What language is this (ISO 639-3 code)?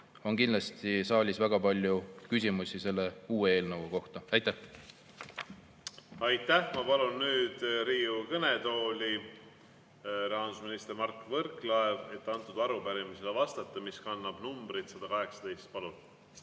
est